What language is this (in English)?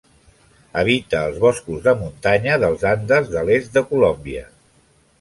Catalan